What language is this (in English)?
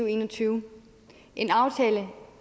Danish